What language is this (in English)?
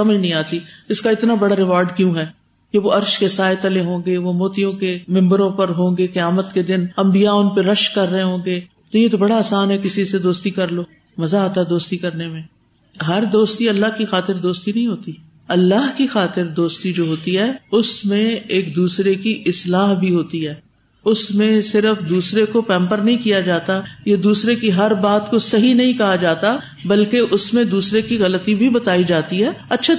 Urdu